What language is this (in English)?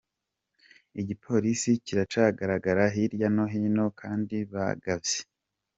Kinyarwanda